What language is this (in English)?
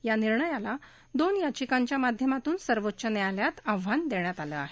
Marathi